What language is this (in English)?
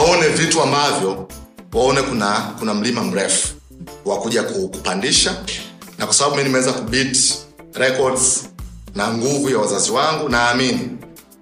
Swahili